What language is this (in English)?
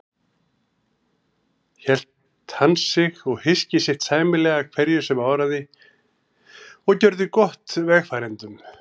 Icelandic